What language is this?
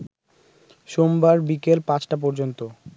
Bangla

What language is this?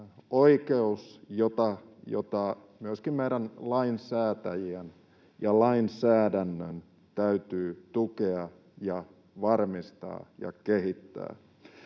Finnish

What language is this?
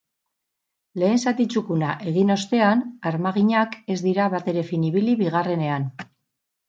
Basque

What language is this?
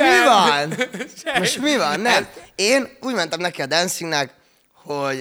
Hungarian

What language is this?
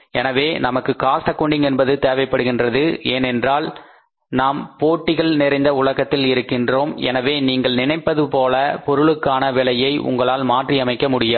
Tamil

